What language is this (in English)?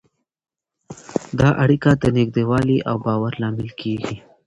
Pashto